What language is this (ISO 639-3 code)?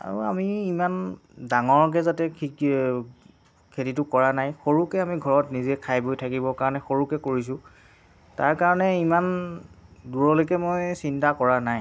asm